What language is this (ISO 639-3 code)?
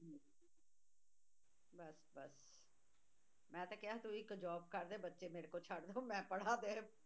pan